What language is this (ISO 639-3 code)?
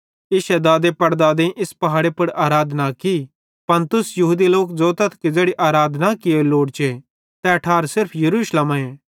bhd